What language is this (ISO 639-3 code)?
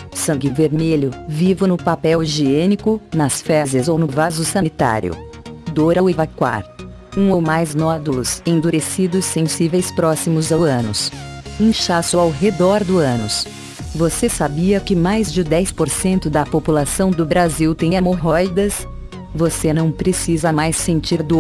por